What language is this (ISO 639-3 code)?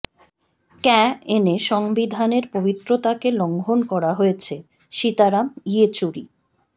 ben